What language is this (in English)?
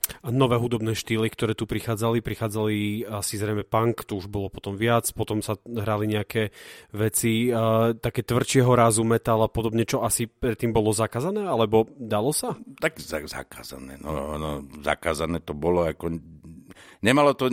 Slovak